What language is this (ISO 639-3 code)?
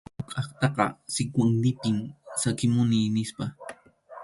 qxu